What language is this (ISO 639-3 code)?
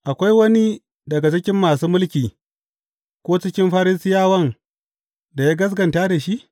hau